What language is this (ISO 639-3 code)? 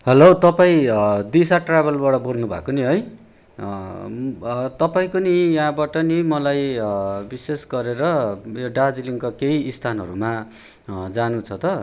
nep